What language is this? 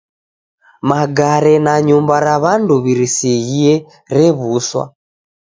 Taita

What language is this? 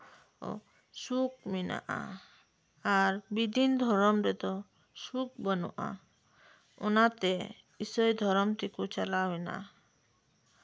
Santali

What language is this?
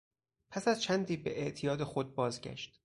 Persian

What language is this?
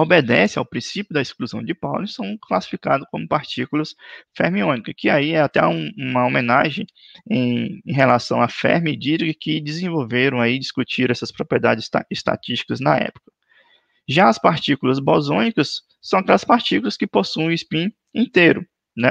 Portuguese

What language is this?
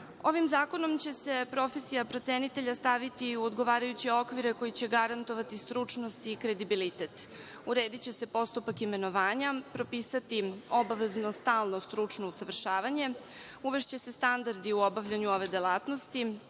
Serbian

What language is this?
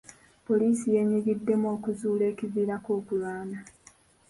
Ganda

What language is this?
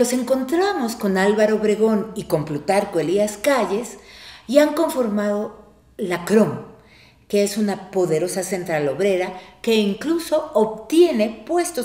Spanish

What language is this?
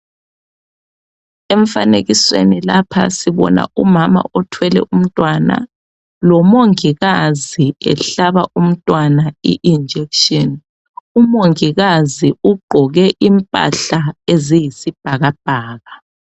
North Ndebele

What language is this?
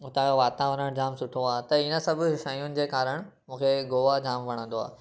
Sindhi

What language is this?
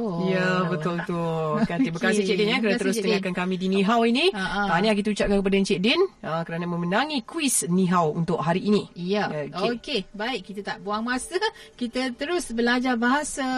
Malay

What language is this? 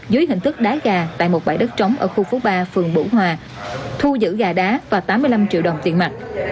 Vietnamese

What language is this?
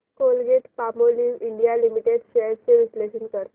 Marathi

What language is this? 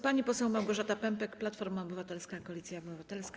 Polish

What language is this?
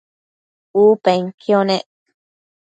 Matsés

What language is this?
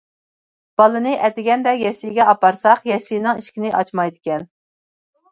Uyghur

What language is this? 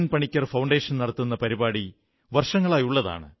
Malayalam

